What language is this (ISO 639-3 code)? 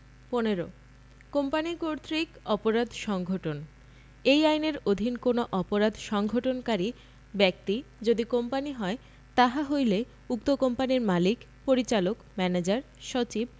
ben